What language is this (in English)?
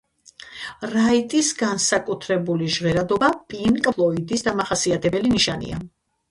Georgian